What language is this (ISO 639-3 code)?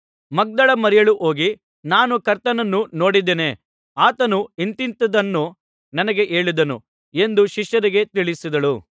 kan